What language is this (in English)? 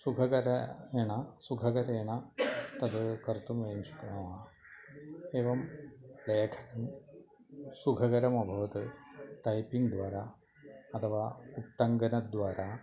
Sanskrit